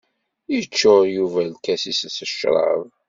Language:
Kabyle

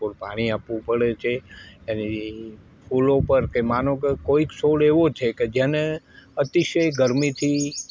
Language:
Gujarati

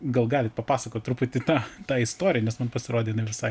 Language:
Lithuanian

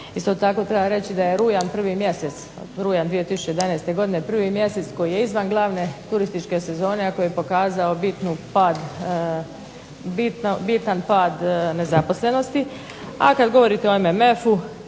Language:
Croatian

